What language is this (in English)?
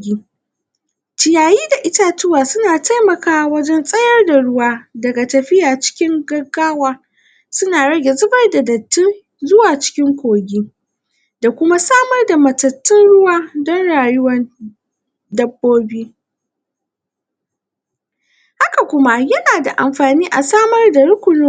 Hausa